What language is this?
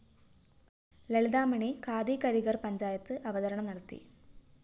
Malayalam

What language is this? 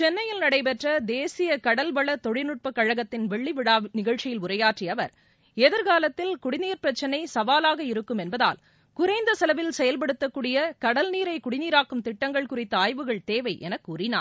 Tamil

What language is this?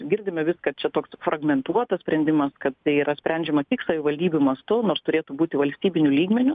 Lithuanian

